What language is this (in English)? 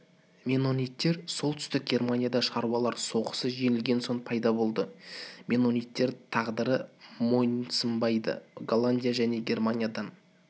Kazakh